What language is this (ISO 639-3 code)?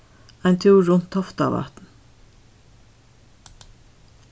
fao